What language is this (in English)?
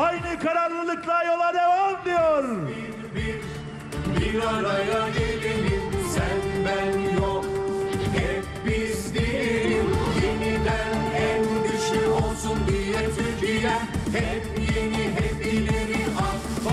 Turkish